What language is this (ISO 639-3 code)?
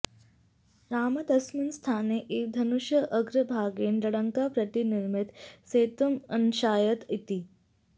san